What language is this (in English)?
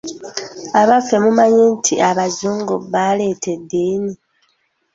Ganda